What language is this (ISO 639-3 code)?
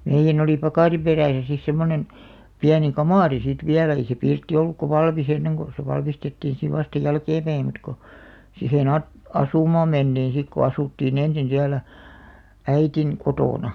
fin